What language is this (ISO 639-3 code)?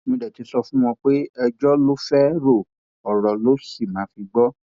yor